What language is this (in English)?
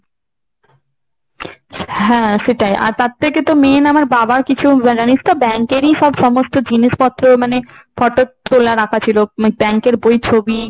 Bangla